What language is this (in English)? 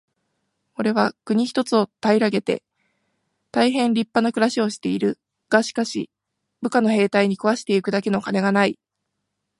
Japanese